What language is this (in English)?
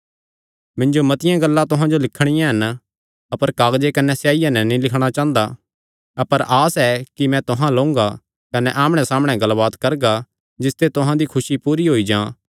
Kangri